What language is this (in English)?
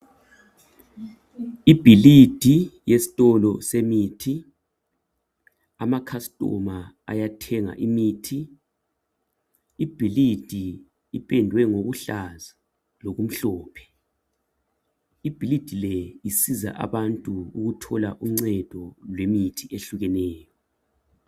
North Ndebele